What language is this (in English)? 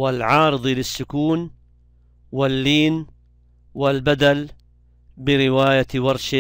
Arabic